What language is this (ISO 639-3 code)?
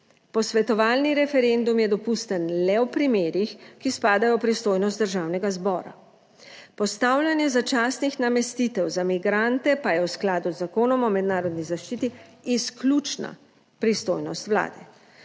slv